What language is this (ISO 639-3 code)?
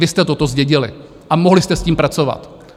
ces